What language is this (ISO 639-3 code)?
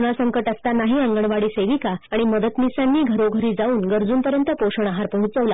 mar